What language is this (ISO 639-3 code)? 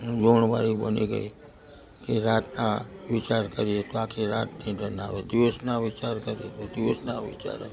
guj